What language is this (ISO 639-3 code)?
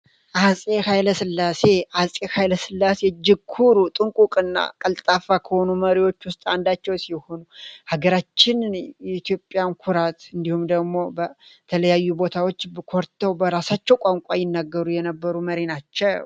amh